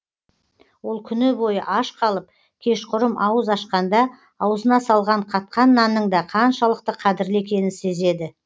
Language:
Kazakh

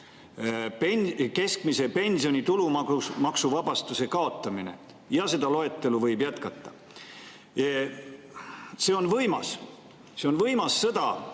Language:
Estonian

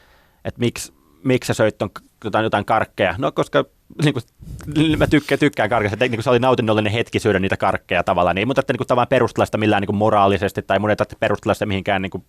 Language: Finnish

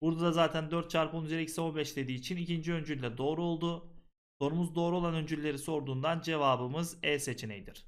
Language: Turkish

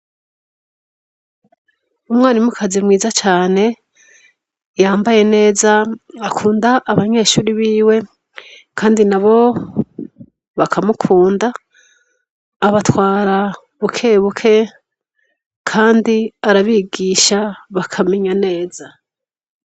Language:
Rundi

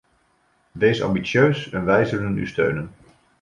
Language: Dutch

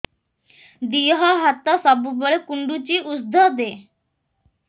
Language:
Odia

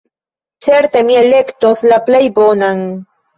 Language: Esperanto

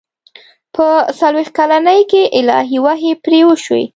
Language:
Pashto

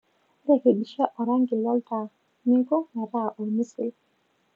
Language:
Masai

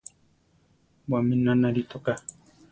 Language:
Central Tarahumara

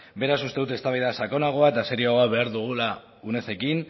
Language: Basque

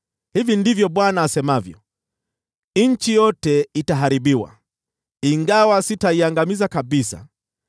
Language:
Swahili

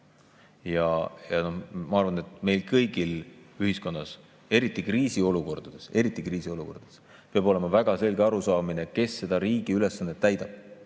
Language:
Estonian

